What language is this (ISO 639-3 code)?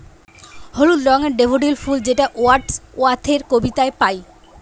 ben